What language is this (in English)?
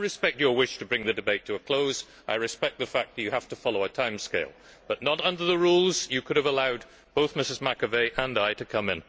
English